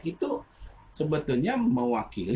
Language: Indonesian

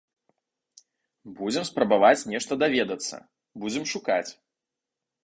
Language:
Belarusian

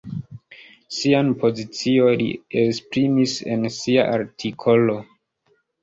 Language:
Esperanto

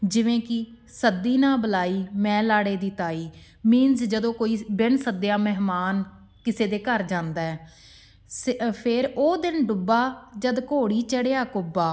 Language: Punjabi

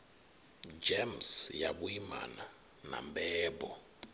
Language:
Venda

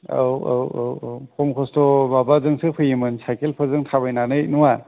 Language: Bodo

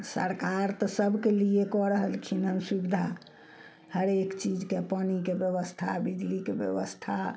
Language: Maithili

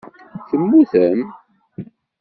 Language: Kabyle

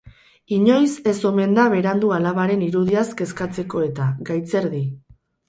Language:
Basque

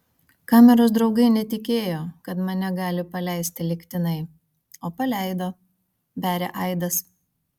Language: Lithuanian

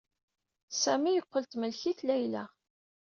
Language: Kabyle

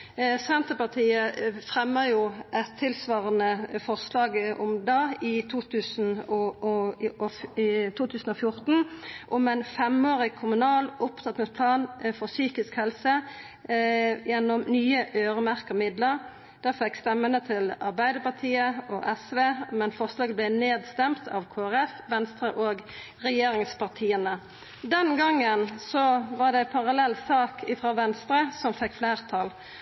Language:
Norwegian Nynorsk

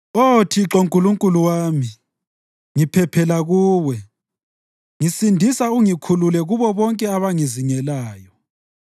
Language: North Ndebele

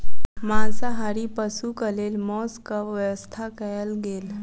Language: Maithili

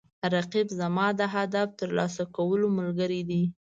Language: Pashto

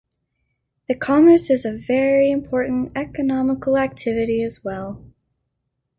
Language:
English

